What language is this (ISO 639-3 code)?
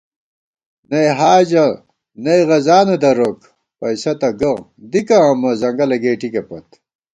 gwt